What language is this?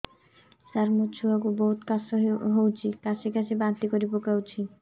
Odia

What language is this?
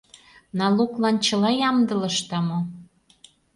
Mari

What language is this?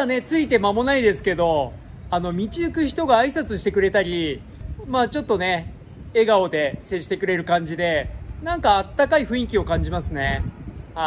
Japanese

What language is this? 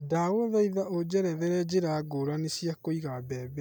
Kikuyu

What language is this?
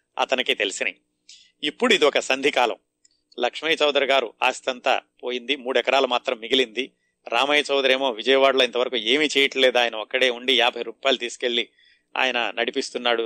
Telugu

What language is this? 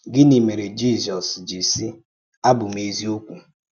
Igbo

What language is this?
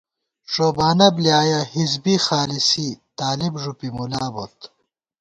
Gawar-Bati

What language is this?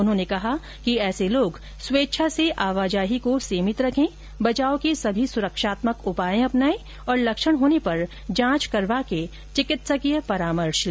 Hindi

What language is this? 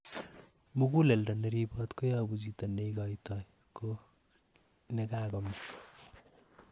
Kalenjin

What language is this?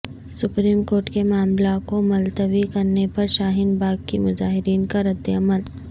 Urdu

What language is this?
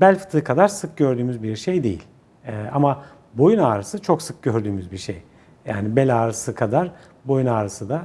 Turkish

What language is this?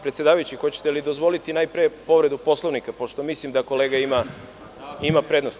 Serbian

